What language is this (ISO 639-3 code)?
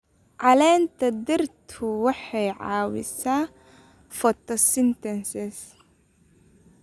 som